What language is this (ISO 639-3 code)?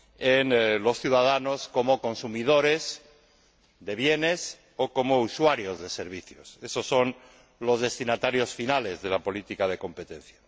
spa